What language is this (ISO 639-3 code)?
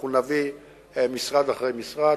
heb